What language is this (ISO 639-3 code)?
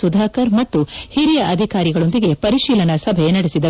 kan